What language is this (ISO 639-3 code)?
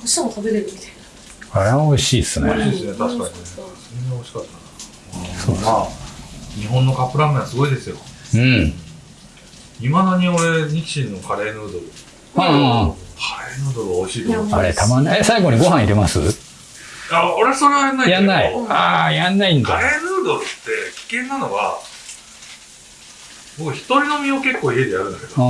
jpn